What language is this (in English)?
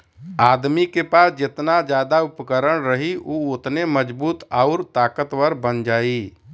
Bhojpuri